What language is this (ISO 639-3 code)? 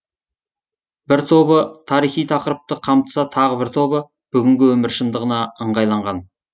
kaz